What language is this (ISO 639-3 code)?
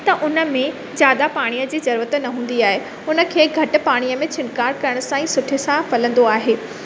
snd